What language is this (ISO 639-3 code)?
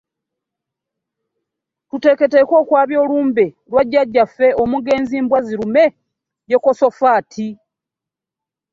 lug